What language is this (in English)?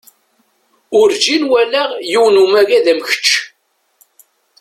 Kabyle